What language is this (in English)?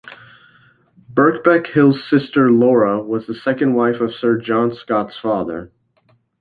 English